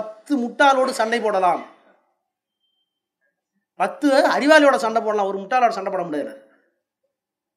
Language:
Tamil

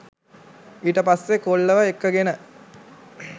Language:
Sinhala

